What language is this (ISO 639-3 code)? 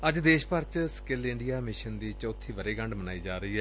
pan